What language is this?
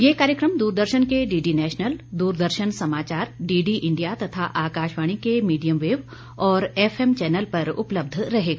Hindi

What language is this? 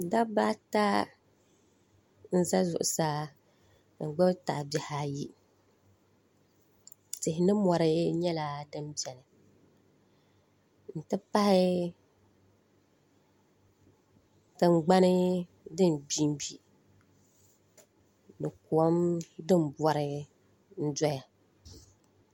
Dagbani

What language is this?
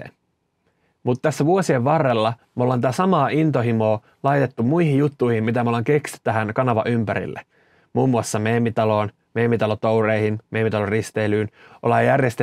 Finnish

